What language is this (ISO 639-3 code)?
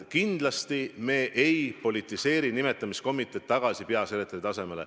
est